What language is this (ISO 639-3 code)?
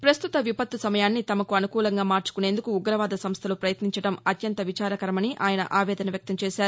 tel